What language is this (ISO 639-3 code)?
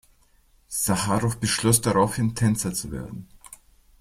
deu